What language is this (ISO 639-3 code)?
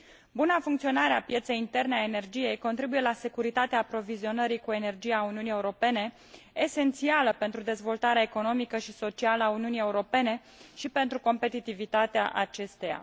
ron